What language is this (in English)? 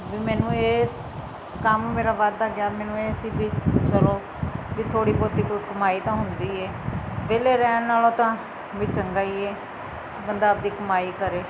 Punjabi